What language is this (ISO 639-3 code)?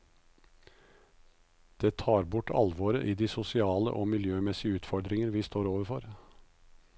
nor